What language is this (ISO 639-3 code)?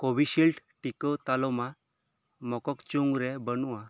sat